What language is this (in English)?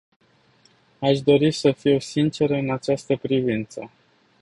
Romanian